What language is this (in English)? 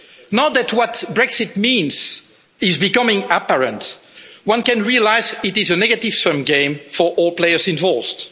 English